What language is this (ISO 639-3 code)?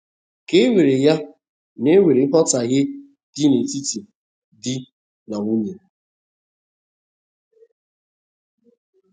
ibo